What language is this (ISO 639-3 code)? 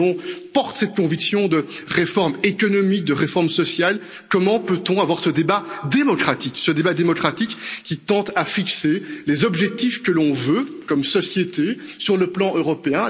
fra